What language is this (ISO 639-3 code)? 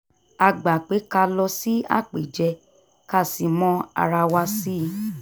yor